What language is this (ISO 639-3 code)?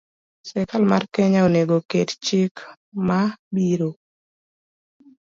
luo